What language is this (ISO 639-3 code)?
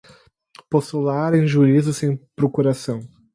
por